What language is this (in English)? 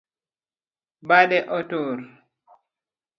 Luo (Kenya and Tanzania)